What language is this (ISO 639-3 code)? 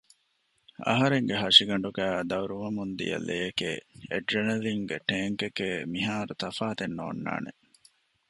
div